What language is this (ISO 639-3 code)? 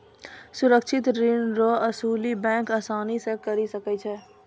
mai